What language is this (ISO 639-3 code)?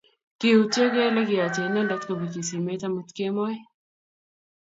kln